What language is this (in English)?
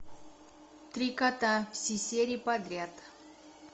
Russian